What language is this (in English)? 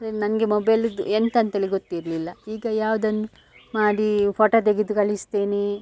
Kannada